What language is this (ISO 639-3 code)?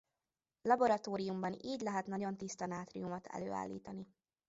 hun